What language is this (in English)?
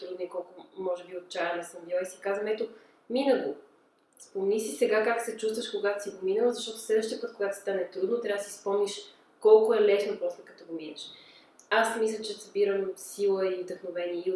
Bulgarian